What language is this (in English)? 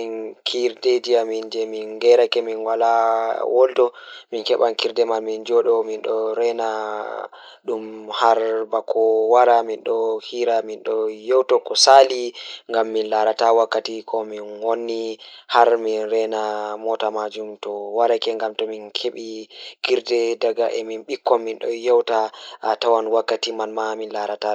Fula